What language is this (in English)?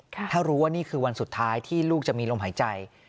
Thai